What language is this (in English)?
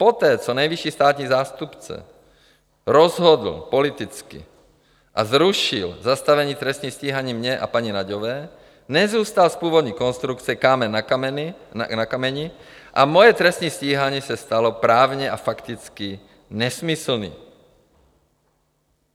Czech